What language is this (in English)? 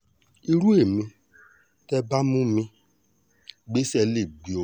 Yoruba